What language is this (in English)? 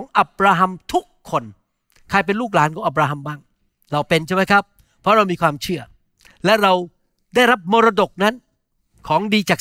Thai